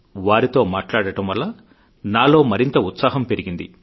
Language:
Telugu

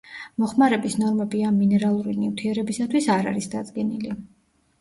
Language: Georgian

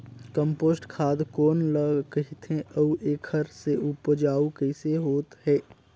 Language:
Chhattisgarhi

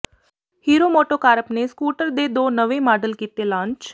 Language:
Punjabi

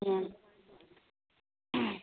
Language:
Manipuri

